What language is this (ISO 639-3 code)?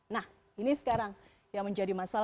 ind